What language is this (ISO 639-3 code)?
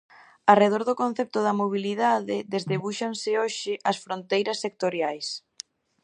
glg